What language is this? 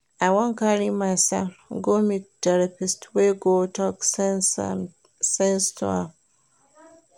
Nigerian Pidgin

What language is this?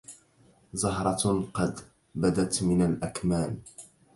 Arabic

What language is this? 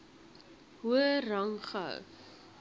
Afrikaans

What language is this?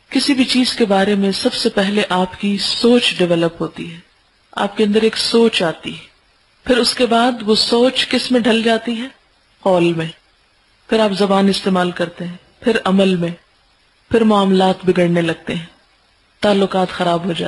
Arabic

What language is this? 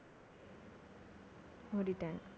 Tamil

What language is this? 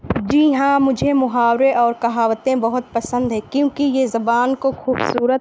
Urdu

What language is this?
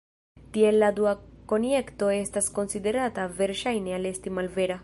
Esperanto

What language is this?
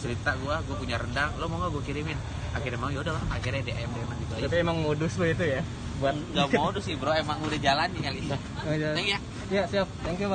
Indonesian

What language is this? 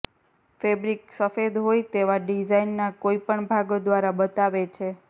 Gujarati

